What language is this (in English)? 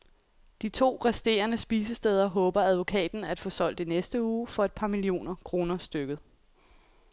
Danish